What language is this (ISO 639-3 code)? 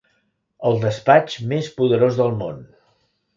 cat